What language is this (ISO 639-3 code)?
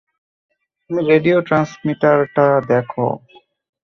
ben